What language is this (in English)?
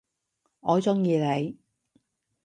Cantonese